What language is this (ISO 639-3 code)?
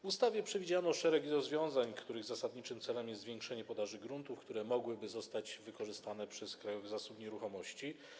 pol